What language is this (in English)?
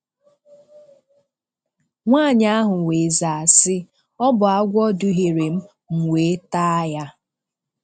Igbo